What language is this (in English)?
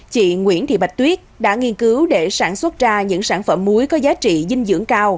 Vietnamese